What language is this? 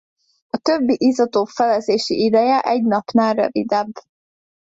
Hungarian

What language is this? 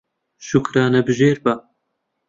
Central Kurdish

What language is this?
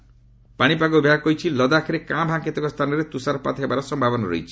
Odia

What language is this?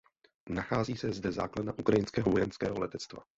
Czech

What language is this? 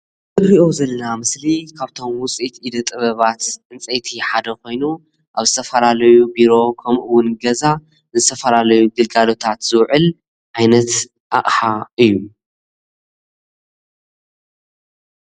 Tigrinya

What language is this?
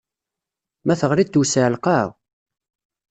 Kabyle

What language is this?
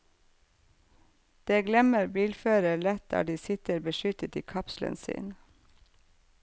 Norwegian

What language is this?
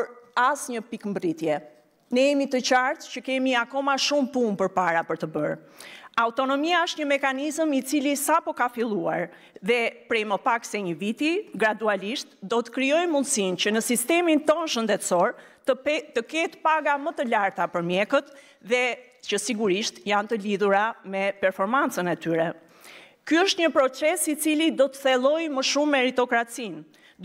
Romanian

